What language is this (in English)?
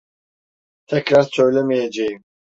Turkish